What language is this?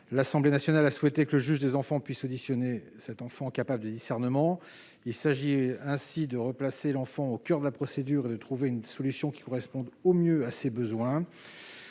French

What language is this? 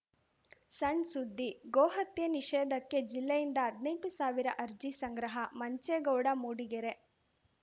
Kannada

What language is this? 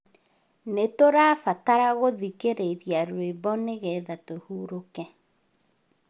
Kikuyu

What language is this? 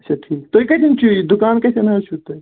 Kashmiri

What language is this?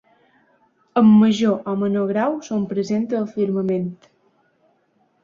Catalan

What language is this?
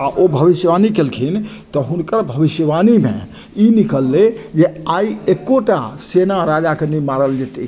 Maithili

